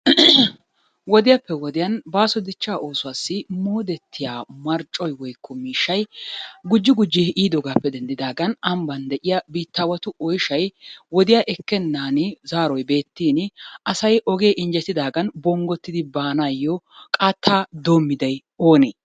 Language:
Wolaytta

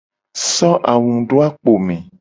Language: Gen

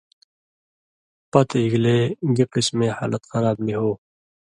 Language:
Indus Kohistani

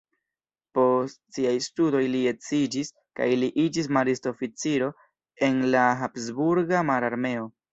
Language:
Esperanto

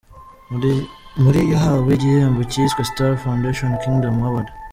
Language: Kinyarwanda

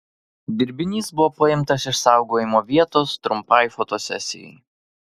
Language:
Lithuanian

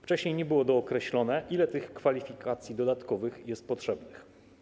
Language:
Polish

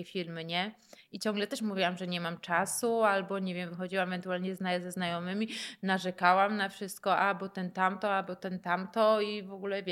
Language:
Polish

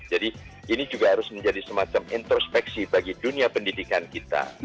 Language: Indonesian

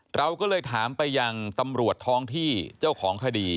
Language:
Thai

